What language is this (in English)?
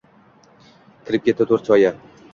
Uzbek